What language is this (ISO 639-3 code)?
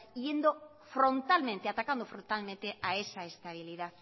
spa